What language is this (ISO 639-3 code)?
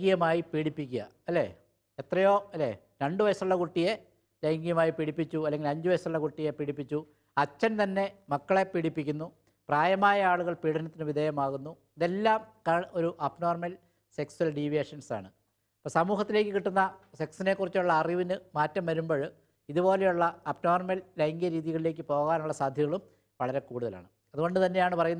mal